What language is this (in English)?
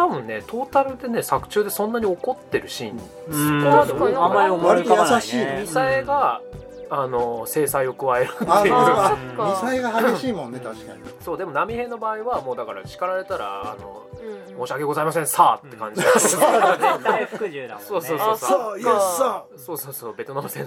Japanese